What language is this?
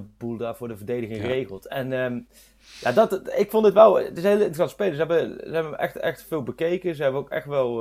Dutch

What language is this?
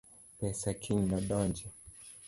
Luo (Kenya and Tanzania)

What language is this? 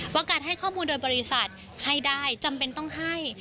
Thai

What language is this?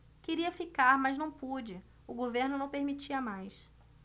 Portuguese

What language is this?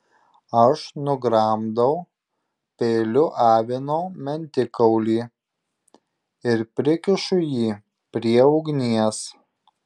Lithuanian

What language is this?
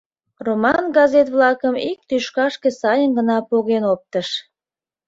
Mari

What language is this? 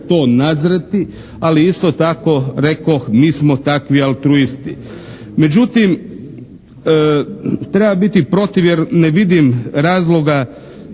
Croatian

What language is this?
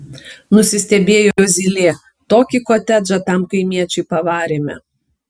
Lithuanian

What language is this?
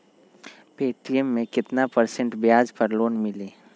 Magahi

